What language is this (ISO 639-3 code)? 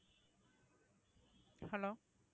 tam